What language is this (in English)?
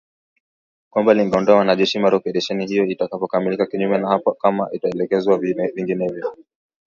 Swahili